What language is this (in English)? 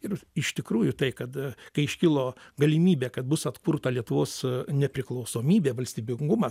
Lithuanian